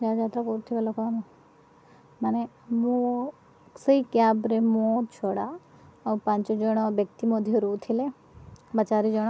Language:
Odia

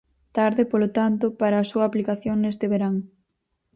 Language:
Galician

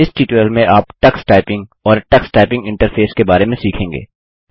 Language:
Hindi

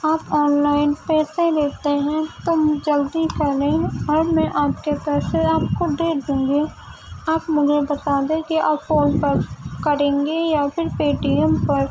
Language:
Urdu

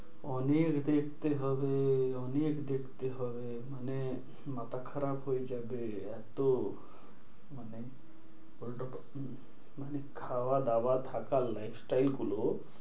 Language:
Bangla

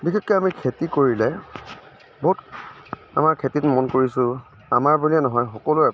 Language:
Assamese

